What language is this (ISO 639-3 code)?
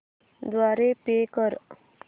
mar